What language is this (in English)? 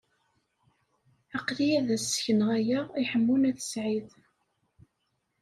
Kabyle